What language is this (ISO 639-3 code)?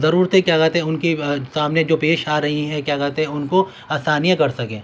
urd